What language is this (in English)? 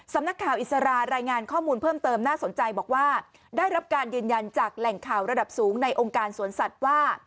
Thai